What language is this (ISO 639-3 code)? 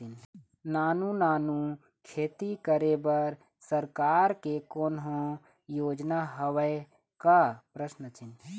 hne